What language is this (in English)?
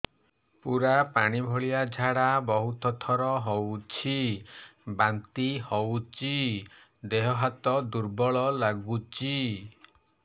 Odia